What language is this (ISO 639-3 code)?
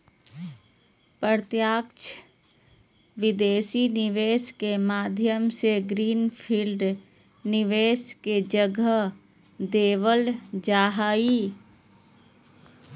mag